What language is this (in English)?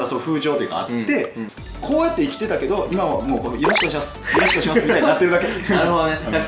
Japanese